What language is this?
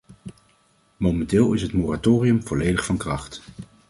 Dutch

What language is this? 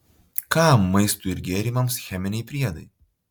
Lithuanian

